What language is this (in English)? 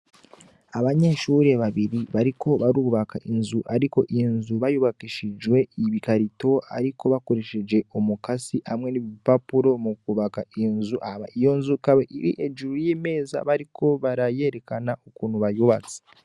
Rundi